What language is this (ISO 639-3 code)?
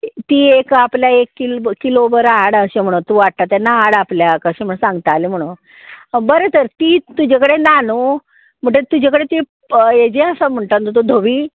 kok